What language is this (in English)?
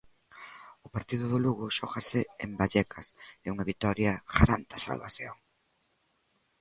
Galician